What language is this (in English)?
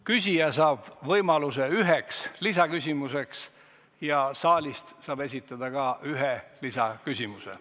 Estonian